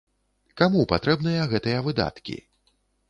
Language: Belarusian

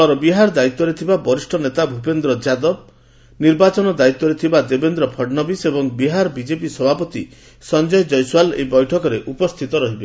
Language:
Odia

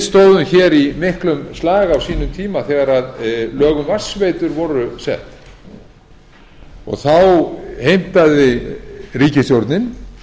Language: Icelandic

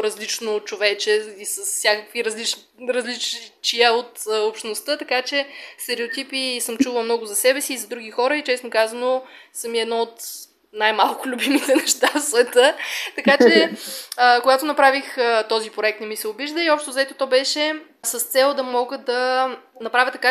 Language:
Bulgarian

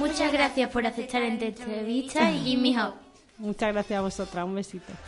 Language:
Spanish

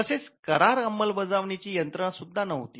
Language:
Marathi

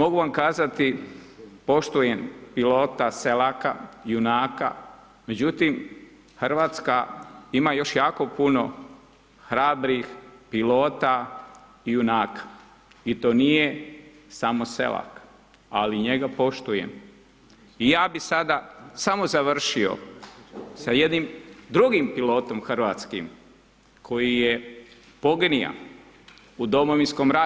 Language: Croatian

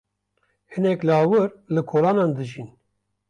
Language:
Kurdish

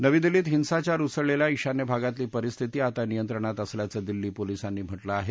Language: Marathi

